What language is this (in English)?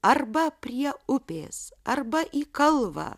Lithuanian